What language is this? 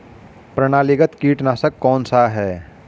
Hindi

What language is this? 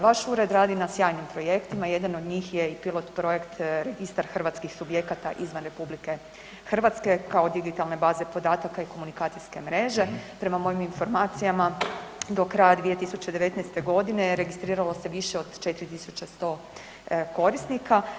Croatian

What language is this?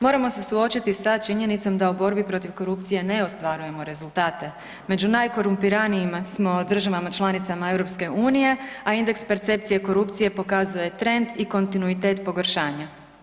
Croatian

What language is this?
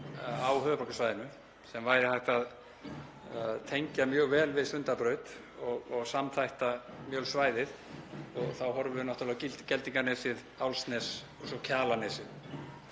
Icelandic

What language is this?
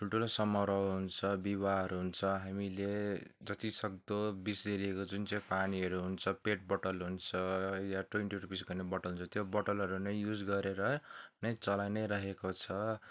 Nepali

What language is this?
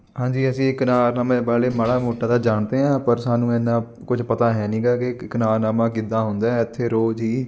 Punjabi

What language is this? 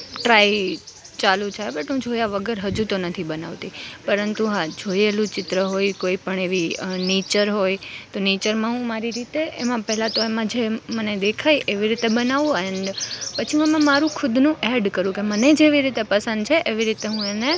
Gujarati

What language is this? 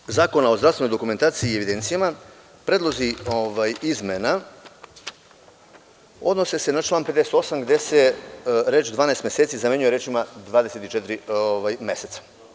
Serbian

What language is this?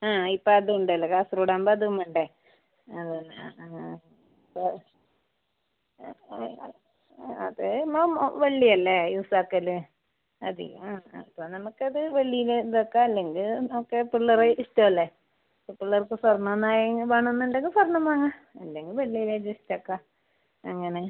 Malayalam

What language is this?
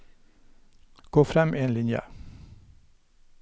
Norwegian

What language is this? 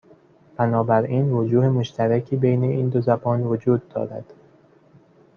Persian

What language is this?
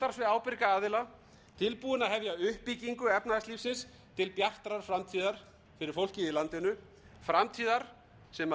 Icelandic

